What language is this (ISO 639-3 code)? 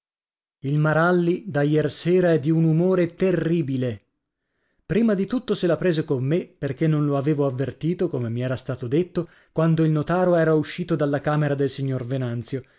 ita